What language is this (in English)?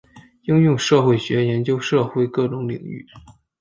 Chinese